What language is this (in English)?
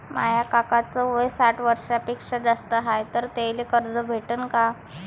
Marathi